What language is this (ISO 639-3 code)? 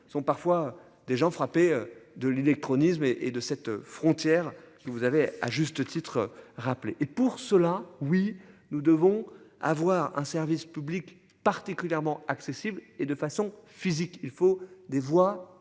fra